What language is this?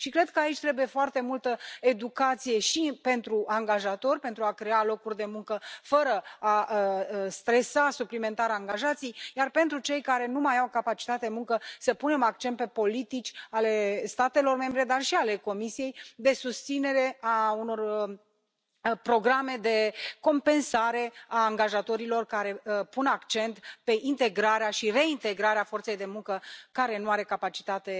Romanian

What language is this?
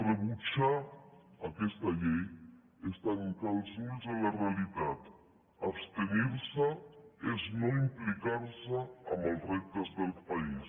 Catalan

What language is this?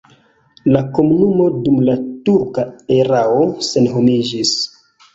Esperanto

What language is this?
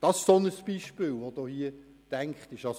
Swiss German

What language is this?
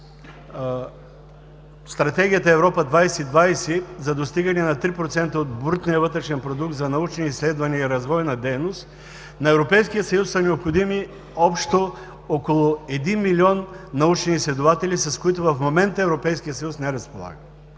Bulgarian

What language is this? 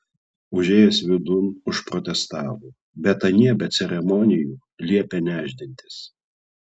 Lithuanian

